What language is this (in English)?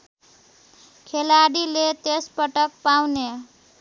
Nepali